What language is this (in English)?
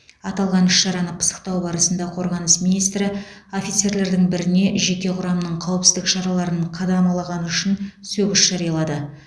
Kazakh